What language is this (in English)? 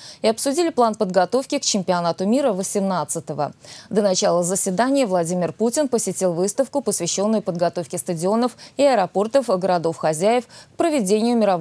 Russian